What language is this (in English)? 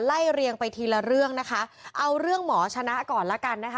Thai